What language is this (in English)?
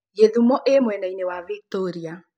Kikuyu